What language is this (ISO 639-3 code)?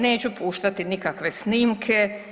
hrv